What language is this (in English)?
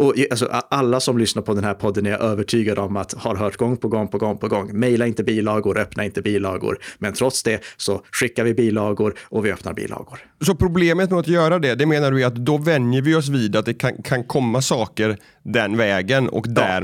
Swedish